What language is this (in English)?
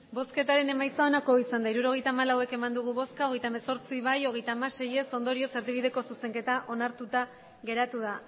Basque